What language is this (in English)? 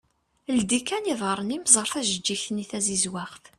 Kabyle